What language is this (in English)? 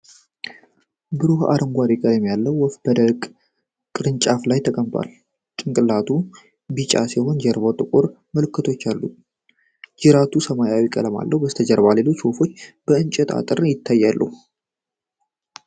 Amharic